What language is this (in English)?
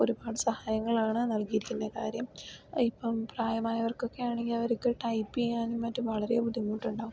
Malayalam